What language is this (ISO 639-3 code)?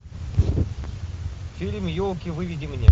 rus